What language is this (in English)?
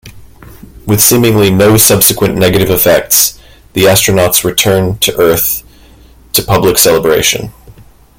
English